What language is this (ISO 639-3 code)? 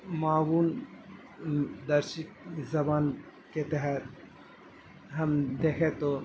urd